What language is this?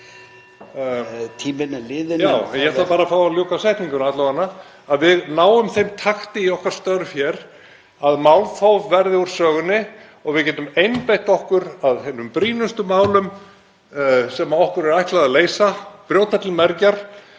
Icelandic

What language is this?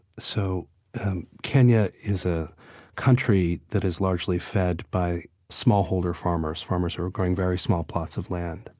English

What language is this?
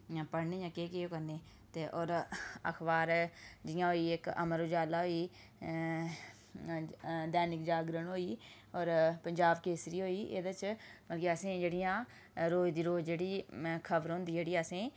Dogri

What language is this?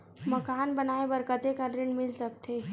Chhattisgarhi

